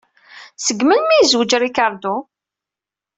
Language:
Kabyle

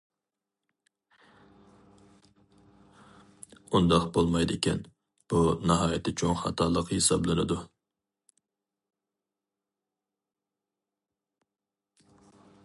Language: Uyghur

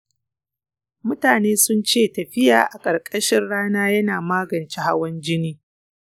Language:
Hausa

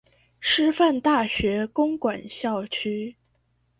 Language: Chinese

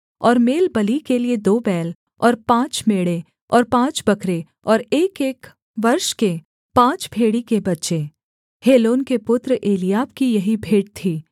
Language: Hindi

